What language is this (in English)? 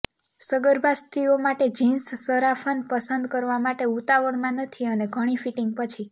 Gujarati